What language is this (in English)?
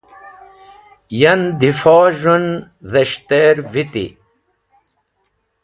Wakhi